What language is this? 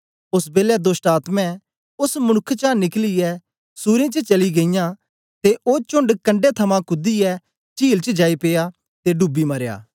Dogri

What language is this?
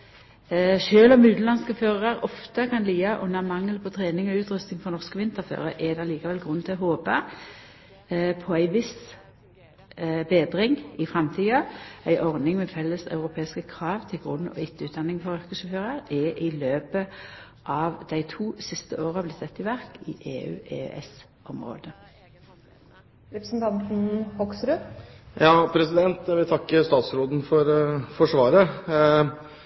Norwegian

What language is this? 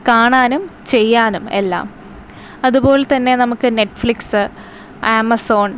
Malayalam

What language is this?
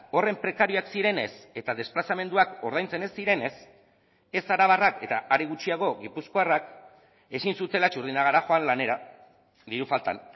Basque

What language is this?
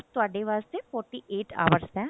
Punjabi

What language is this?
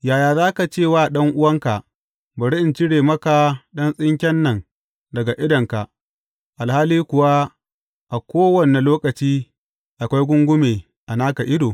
Hausa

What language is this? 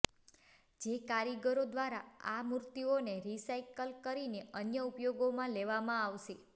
Gujarati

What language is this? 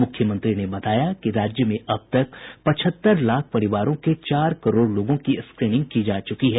Hindi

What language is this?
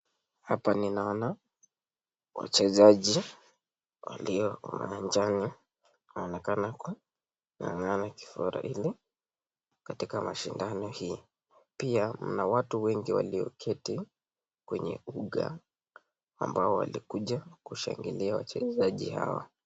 Swahili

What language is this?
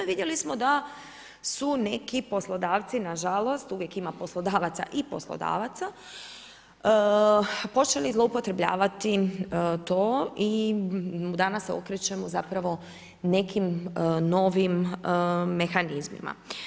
Croatian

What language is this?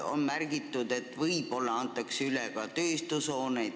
Estonian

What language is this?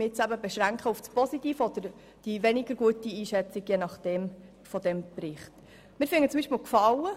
Swiss German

